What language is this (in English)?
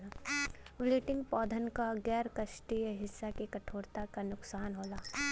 Bhojpuri